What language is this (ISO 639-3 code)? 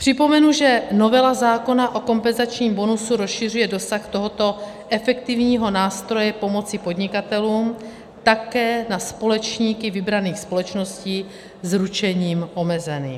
ces